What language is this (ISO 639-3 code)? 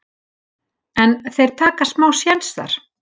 isl